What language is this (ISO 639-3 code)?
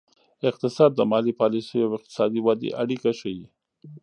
pus